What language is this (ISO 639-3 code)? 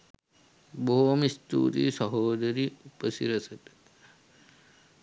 sin